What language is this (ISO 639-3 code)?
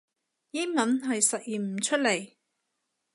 yue